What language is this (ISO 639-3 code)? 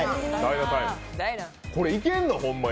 jpn